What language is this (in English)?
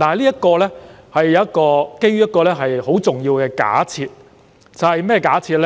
Cantonese